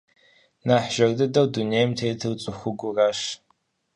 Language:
Kabardian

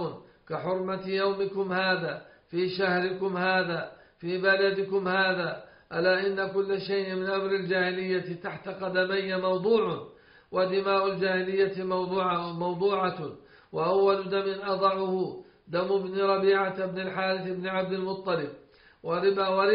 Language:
Arabic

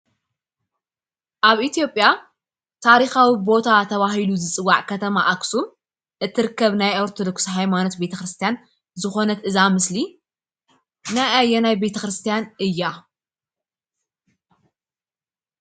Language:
Tigrinya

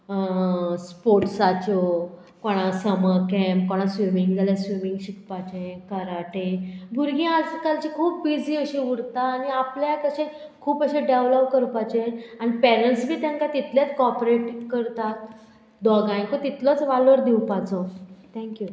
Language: Konkani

